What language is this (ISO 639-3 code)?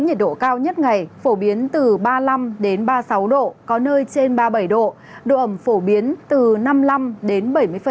vie